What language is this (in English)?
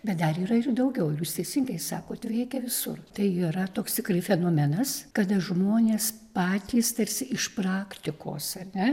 Lithuanian